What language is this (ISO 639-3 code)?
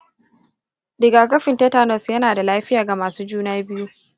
hau